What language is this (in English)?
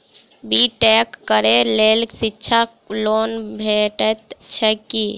Maithili